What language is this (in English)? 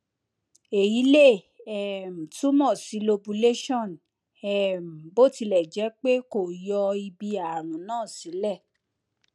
Yoruba